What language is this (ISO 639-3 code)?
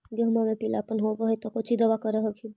mag